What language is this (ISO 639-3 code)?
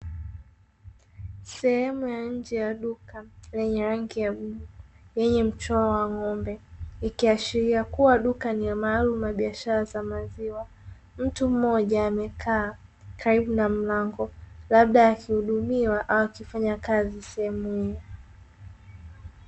swa